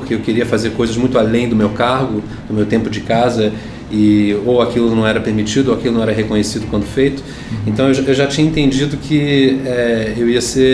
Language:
Portuguese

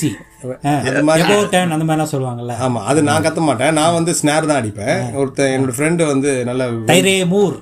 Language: Tamil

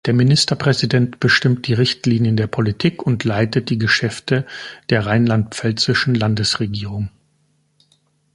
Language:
German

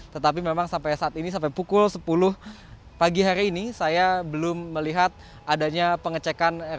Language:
Indonesian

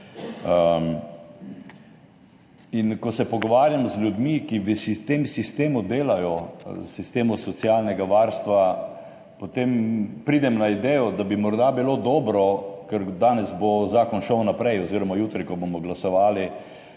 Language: Slovenian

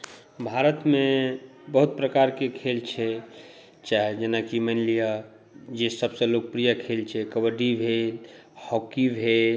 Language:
Maithili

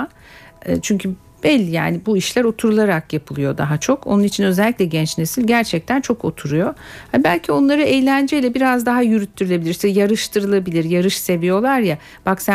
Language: Turkish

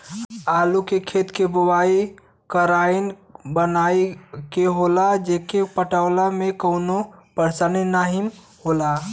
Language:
Bhojpuri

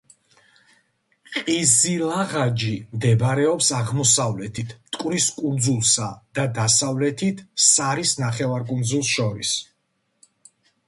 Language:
Georgian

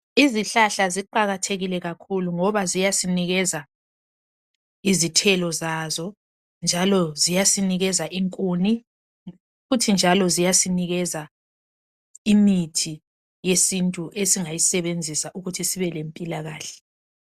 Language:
North Ndebele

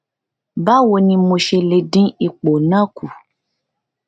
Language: Yoruba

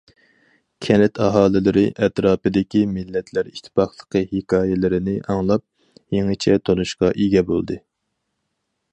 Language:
Uyghur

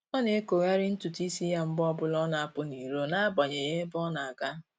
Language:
Igbo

